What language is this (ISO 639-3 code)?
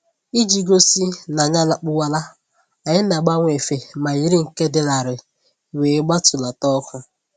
ibo